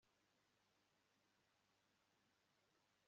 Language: Kinyarwanda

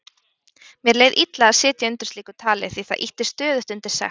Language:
Icelandic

